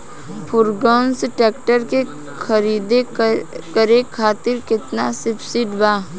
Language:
Bhojpuri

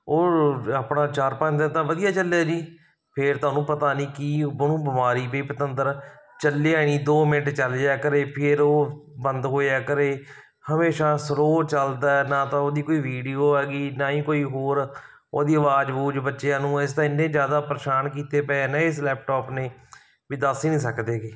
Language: Punjabi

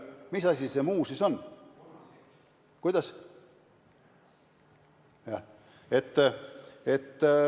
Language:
Estonian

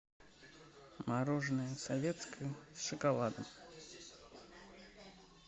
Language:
Russian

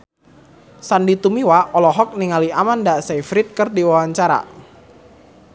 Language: Sundanese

